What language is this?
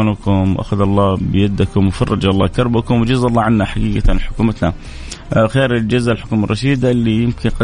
Arabic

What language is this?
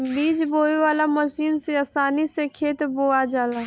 Bhojpuri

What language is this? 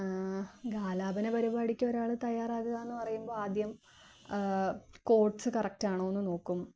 Malayalam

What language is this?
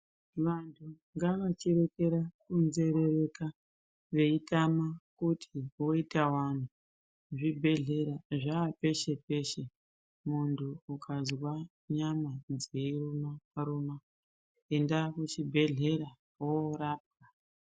Ndau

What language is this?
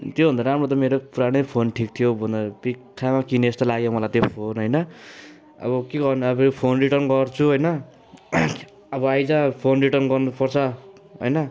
Nepali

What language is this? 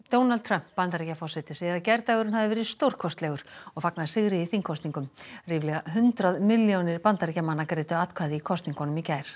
Icelandic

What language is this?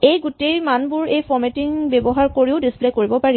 Assamese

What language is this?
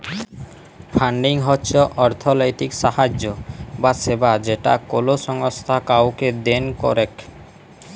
Bangla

